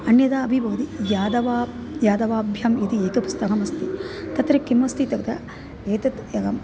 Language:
Sanskrit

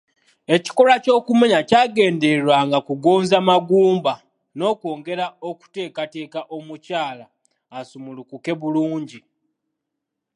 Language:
Ganda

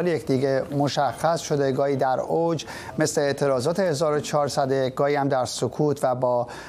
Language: Persian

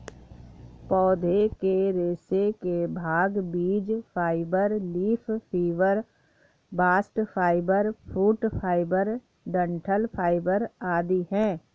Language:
Hindi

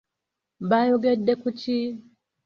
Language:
Ganda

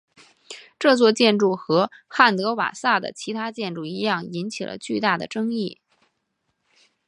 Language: Chinese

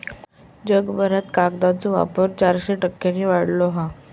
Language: Marathi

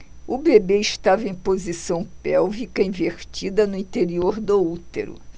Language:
Portuguese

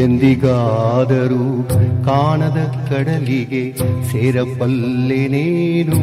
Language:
Kannada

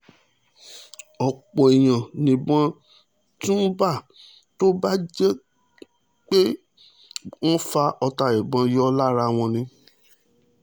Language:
Yoruba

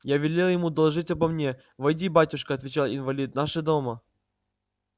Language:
Russian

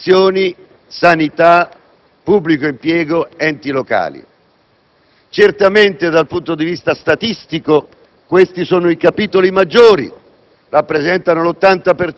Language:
Italian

